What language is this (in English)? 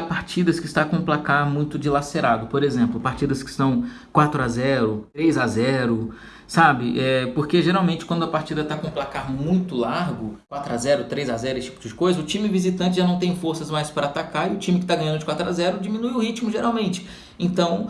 Portuguese